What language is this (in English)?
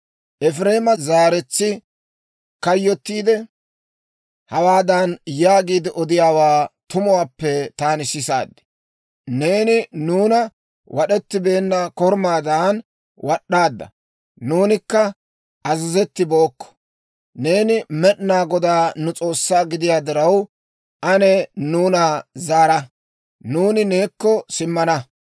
Dawro